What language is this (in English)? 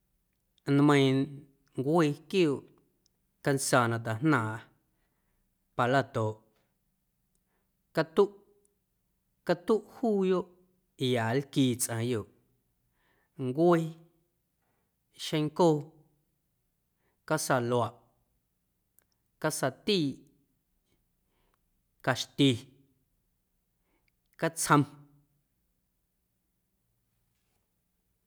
Guerrero Amuzgo